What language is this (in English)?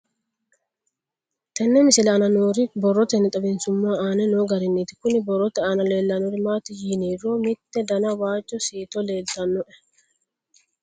Sidamo